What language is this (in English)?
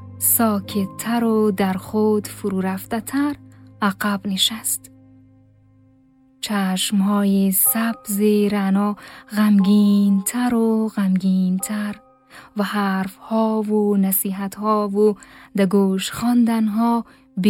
Persian